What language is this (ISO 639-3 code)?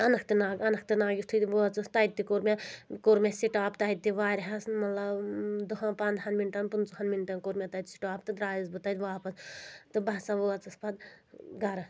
kas